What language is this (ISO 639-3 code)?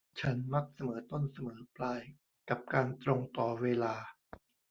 tha